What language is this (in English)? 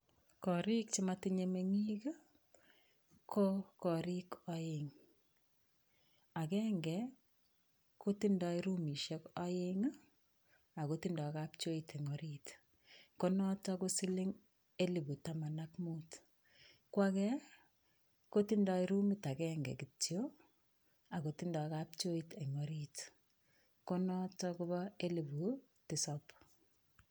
Kalenjin